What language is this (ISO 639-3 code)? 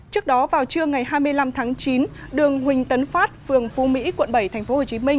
vie